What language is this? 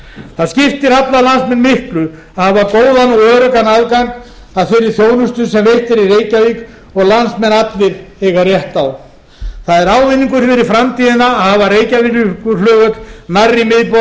Icelandic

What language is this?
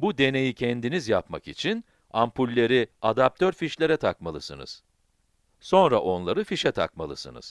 Turkish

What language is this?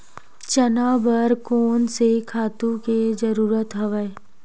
Chhattisgarhi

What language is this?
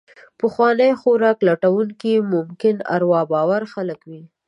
Pashto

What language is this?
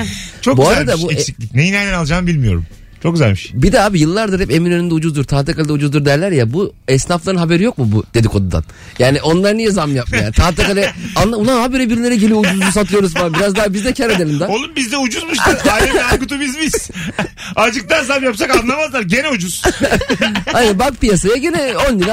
Turkish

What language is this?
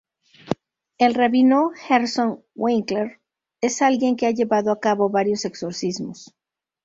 Spanish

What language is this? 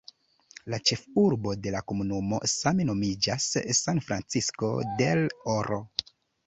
Esperanto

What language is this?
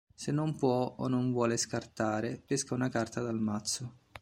Italian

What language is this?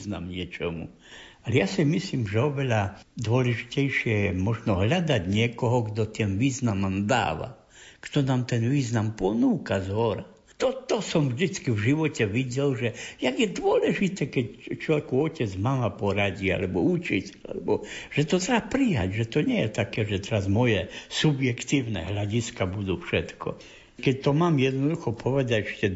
Slovak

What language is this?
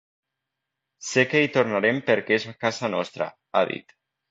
Catalan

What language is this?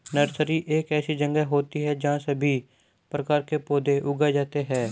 Hindi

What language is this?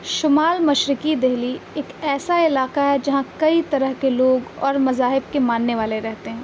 Urdu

